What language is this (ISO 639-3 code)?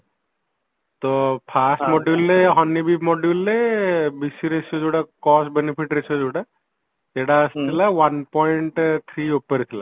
ori